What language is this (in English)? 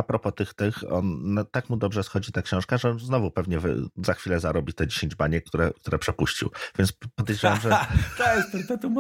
Polish